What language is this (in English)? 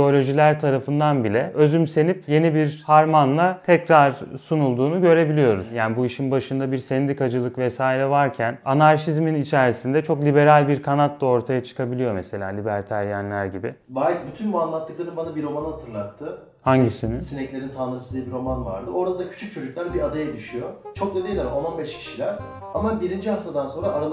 Turkish